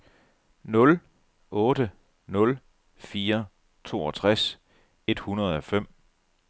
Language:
Danish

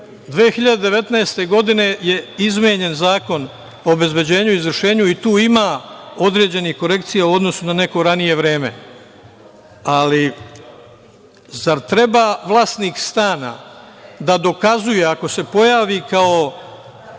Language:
Serbian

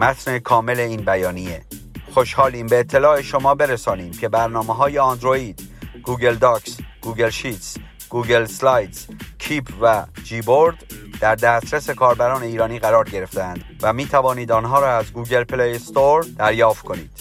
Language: Persian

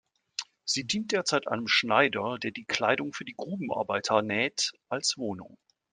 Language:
German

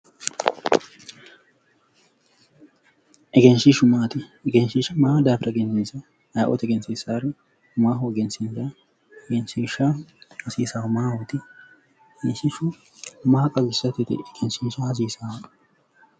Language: Sidamo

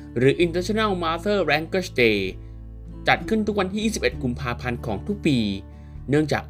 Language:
Thai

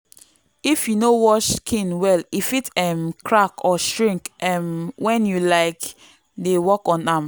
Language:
Nigerian Pidgin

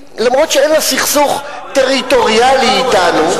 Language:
Hebrew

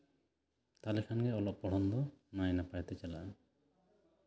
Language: Santali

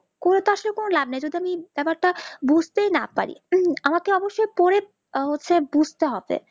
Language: Bangla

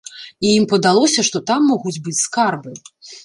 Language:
Belarusian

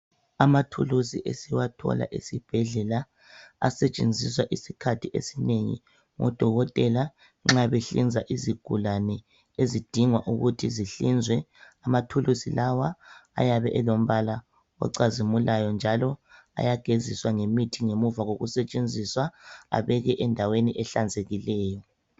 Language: North Ndebele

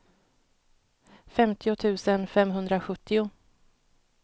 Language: Swedish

